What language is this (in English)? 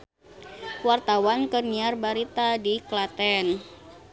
Sundanese